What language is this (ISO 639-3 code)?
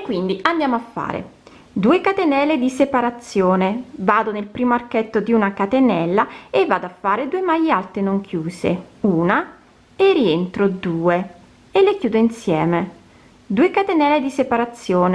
ita